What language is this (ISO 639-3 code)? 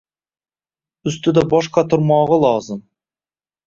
uzb